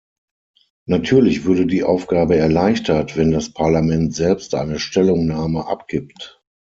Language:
German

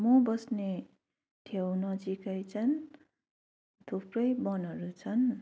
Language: Nepali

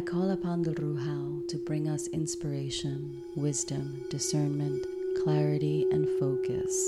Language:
English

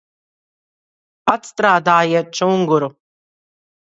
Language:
Latvian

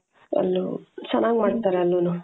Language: Kannada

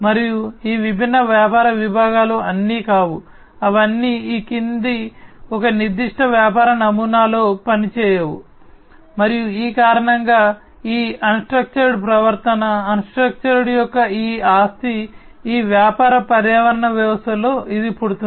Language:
Telugu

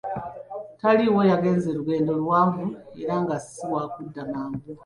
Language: Ganda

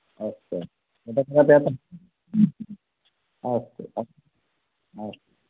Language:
Sanskrit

